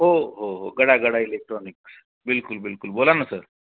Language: Marathi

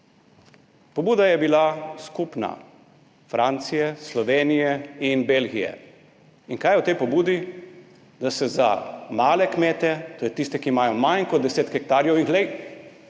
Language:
Slovenian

